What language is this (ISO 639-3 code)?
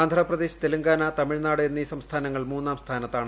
mal